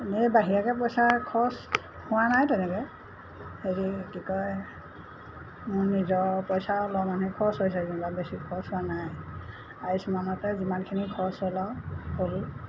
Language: Assamese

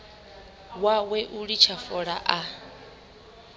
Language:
Venda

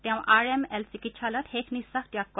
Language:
Assamese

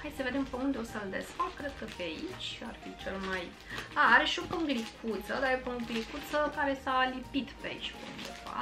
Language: Romanian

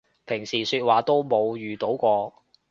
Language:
Cantonese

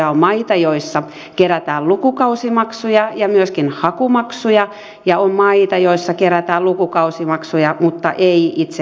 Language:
Finnish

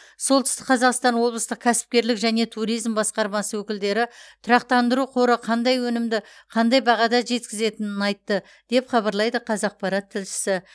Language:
Kazakh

